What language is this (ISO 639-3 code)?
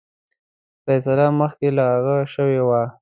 pus